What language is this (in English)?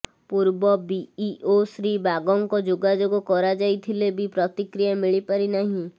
Odia